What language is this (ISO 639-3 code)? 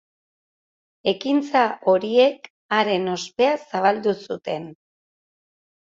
eus